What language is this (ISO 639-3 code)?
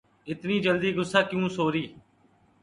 urd